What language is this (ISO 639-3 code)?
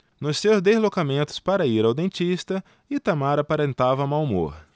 por